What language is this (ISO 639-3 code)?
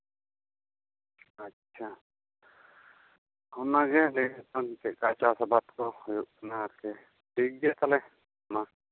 sat